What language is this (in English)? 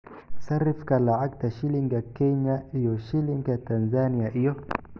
Somali